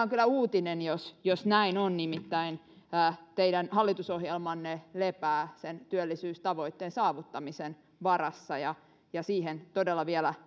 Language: Finnish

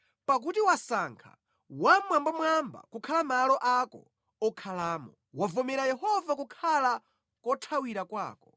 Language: Nyanja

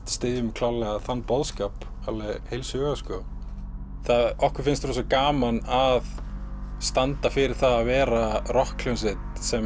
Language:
Icelandic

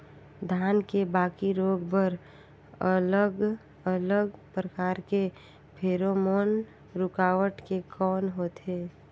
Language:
Chhattisgarhi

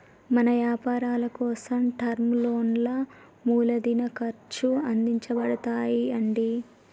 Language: Telugu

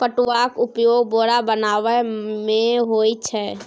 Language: Maithili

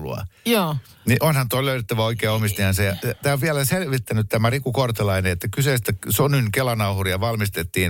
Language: Finnish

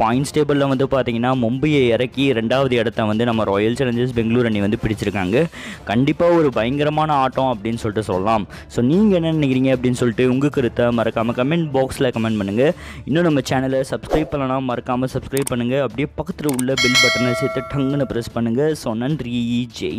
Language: Hindi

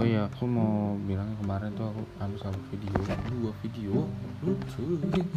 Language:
Indonesian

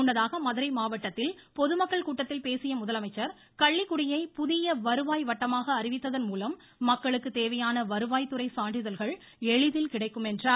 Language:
Tamil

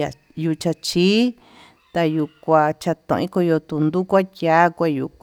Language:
Tututepec Mixtec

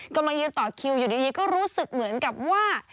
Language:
Thai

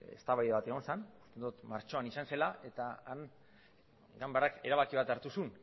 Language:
Basque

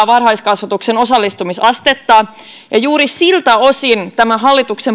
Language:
Finnish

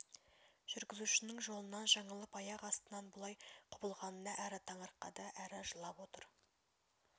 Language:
Kazakh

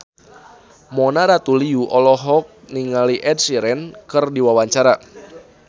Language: Sundanese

